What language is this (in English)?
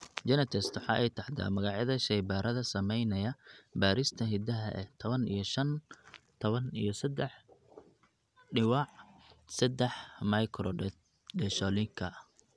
Somali